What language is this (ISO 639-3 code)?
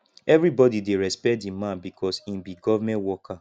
pcm